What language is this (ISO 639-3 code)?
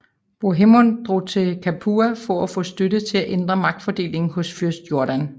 dan